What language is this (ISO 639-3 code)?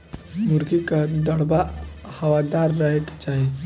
bho